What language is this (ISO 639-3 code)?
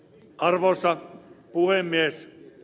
fin